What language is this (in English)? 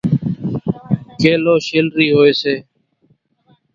Kachi Koli